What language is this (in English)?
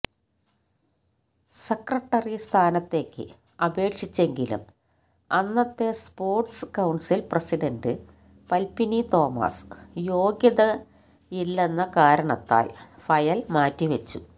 Malayalam